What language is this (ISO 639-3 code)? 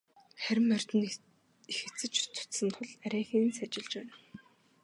mon